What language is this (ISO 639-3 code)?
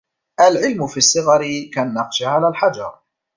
ara